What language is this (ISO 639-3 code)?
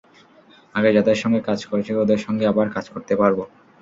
ben